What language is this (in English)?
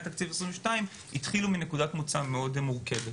Hebrew